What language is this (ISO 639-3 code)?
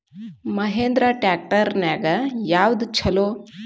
kan